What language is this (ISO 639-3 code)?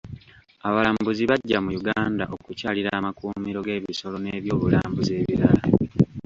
lug